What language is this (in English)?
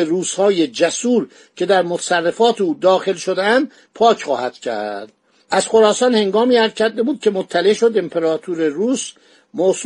Persian